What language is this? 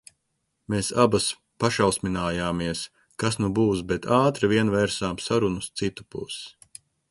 Latvian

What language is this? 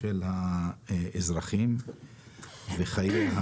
Hebrew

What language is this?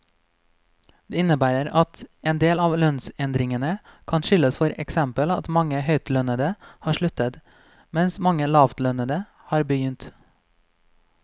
Norwegian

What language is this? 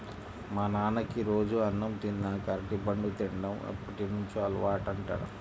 Telugu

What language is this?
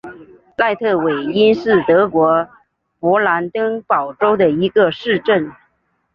Chinese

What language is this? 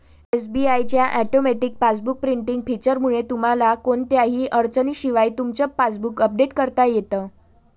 Marathi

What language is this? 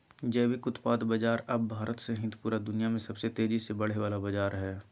Magahi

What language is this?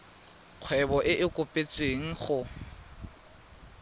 Tswana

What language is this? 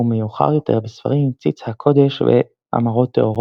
Hebrew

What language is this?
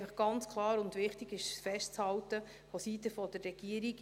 Swiss German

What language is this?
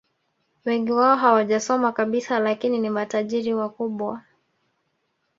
Swahili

